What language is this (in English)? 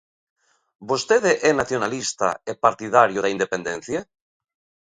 Galician